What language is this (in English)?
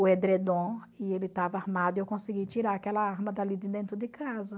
Portuguese